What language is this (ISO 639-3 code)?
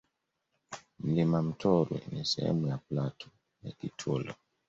swa